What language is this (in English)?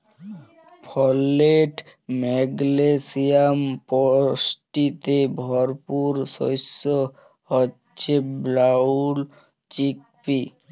Bangla